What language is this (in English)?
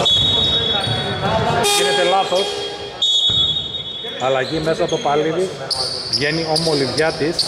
Greek